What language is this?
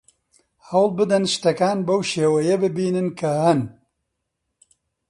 Central Kurdish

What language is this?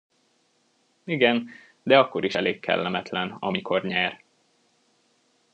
Hungarian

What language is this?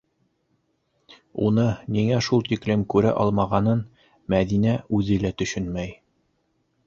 Bashkir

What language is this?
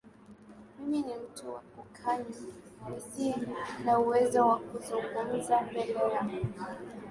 Swahili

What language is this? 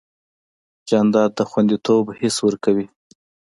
Pashto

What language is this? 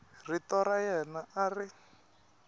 Tsonga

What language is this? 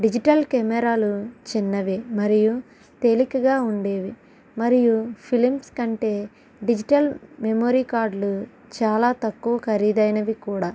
Telugu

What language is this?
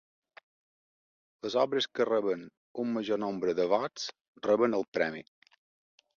Catalan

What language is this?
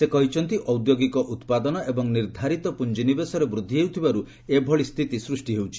Odia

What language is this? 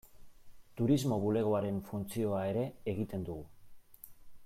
Basque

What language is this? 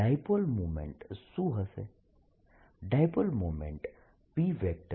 Gujarati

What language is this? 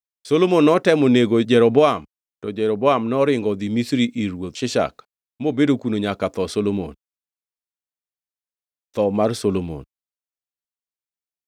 Luo (Kenya and Tanzania)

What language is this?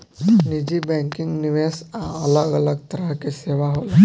Bhojpuri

